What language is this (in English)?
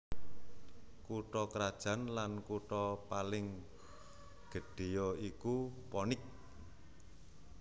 Javanese